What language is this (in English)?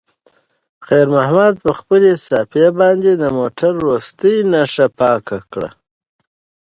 Pashto